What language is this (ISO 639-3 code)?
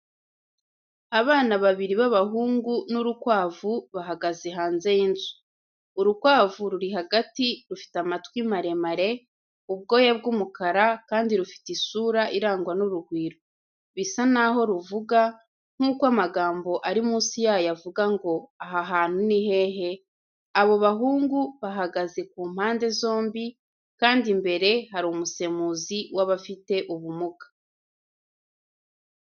kin